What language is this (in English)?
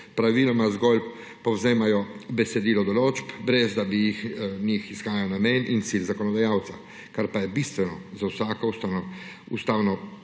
Slovenian